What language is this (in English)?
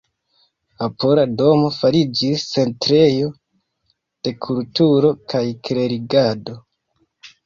Esperanto